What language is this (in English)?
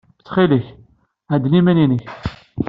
Kabyle